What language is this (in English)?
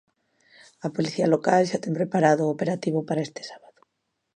Galician